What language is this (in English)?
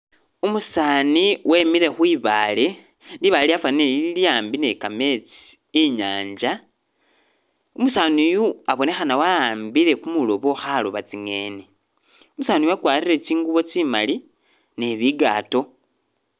Masaaba